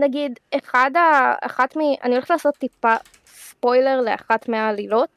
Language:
Hebrew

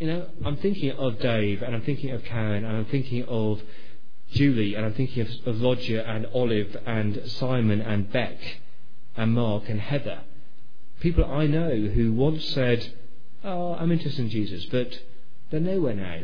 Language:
English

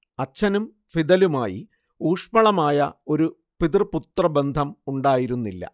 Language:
Malayalam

